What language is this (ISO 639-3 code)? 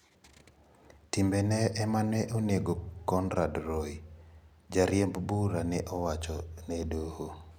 luo